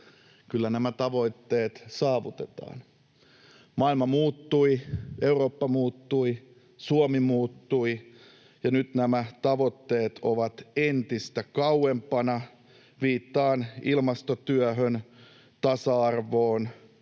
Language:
Finnish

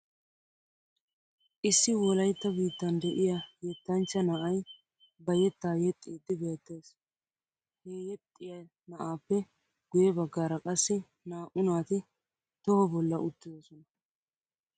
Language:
Wolaytta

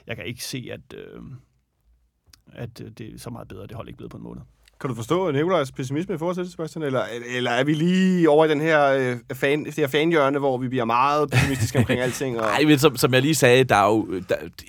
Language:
Danish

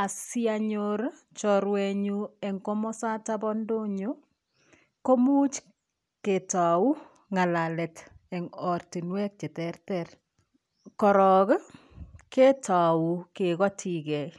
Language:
Kalenjin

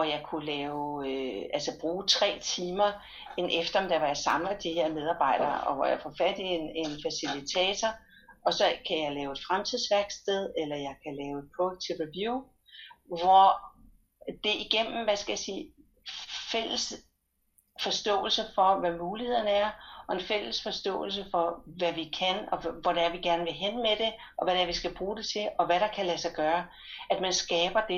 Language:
Danish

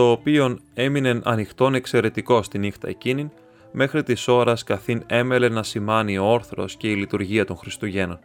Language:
Greek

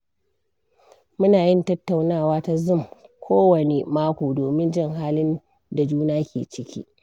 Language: Hausa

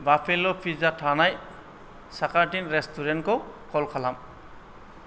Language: Bodo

